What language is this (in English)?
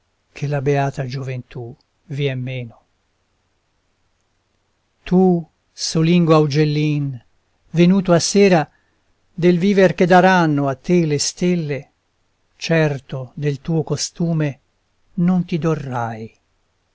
Italian